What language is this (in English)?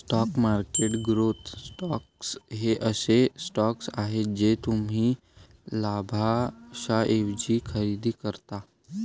Marathi